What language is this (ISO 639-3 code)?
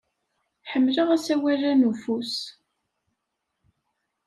kab